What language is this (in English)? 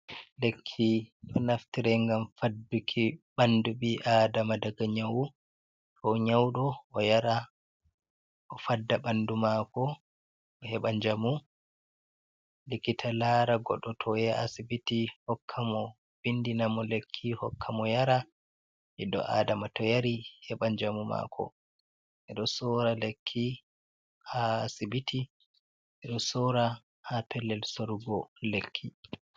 Fula